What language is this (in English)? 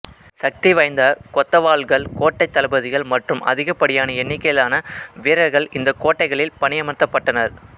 Tamil